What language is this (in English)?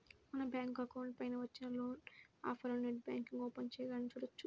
Telugu